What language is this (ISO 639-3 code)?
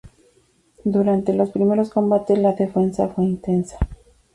spa